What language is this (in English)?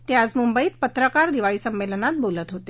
Marathi